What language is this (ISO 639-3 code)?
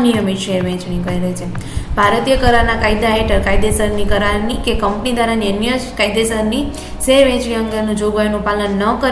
guj